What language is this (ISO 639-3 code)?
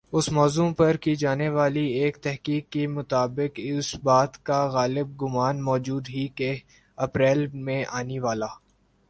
urd